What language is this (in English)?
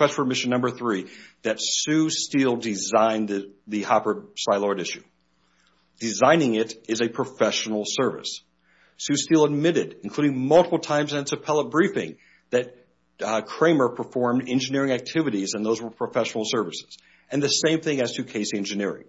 English